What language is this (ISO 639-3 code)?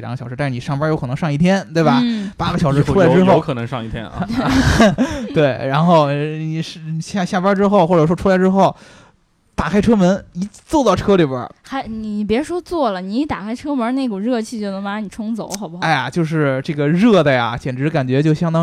zho